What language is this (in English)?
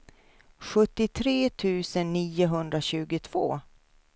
Swedish